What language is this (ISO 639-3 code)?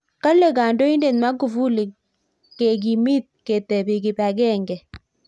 kln